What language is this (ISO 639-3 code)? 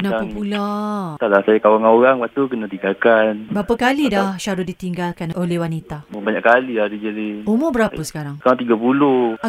msa